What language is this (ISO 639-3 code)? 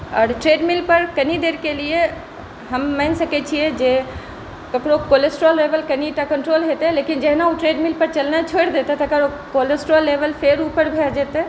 mai